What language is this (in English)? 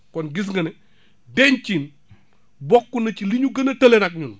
Wolof